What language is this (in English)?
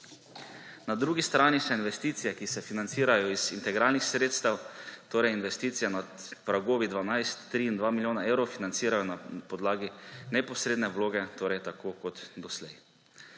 Slovenian